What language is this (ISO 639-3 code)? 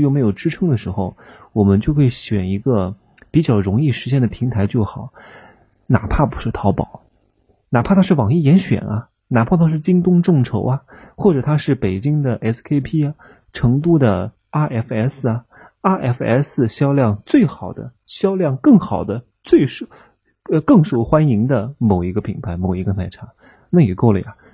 zho